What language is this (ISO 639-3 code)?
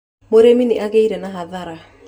kik